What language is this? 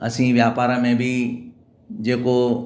Sindhi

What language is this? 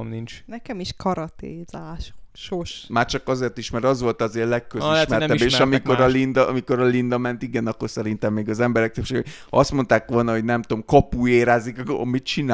Hungarian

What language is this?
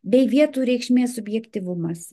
Lithuanian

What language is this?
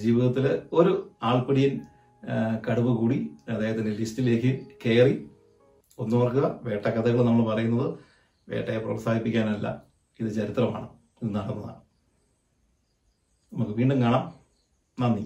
Malayalam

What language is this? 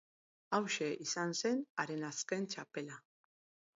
Basque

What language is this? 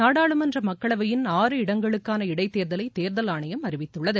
Tamil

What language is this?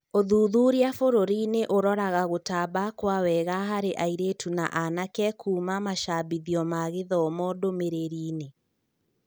Kikuyu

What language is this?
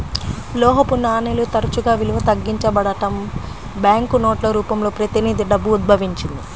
Telugu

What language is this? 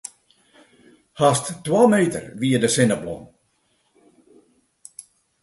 Western Frisian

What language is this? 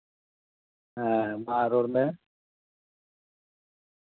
Santali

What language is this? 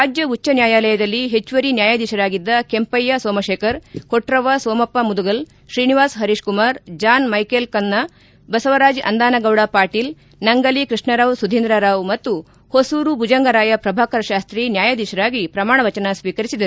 Kannada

